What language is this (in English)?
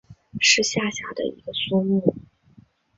Chinese